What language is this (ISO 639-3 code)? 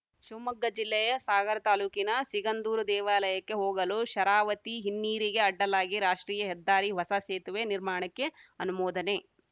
kan